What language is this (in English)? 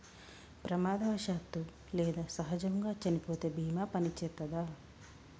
Telugu